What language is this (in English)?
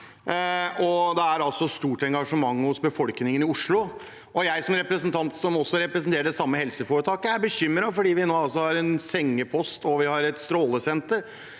Norwegian